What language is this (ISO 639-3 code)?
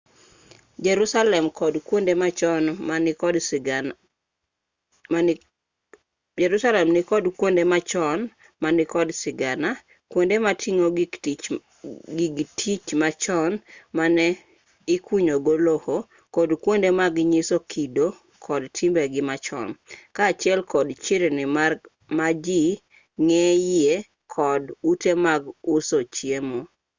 luo